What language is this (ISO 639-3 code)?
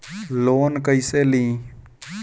bho